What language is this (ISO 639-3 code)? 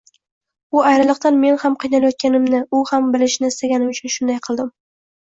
uzb